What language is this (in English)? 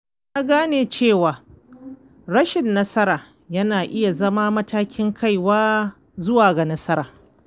Hausa